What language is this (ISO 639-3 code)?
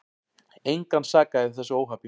isl